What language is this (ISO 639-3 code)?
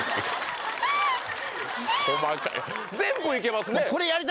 jpn